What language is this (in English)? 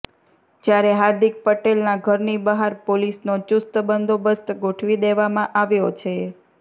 Gujarati